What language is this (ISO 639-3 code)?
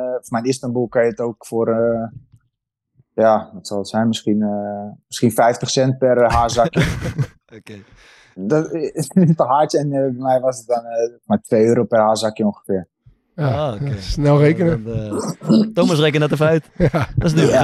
nld